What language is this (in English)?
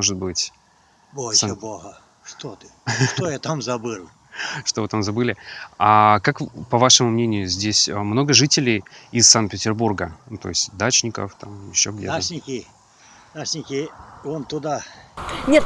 Russian